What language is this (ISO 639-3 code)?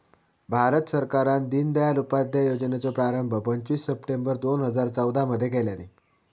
mar